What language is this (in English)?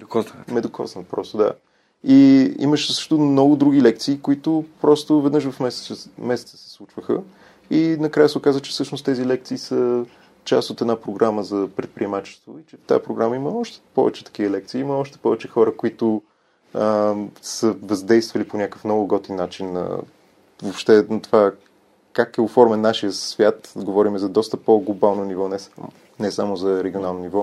Bulgarian